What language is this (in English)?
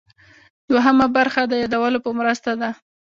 Pashto